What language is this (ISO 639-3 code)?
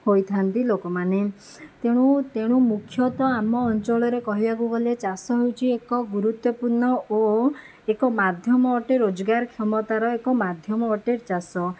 ori